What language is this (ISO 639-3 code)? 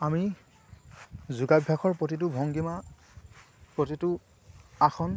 asm